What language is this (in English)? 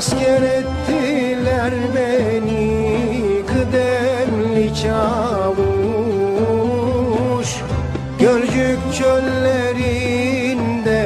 Turkish